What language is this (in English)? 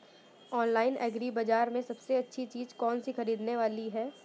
Hindi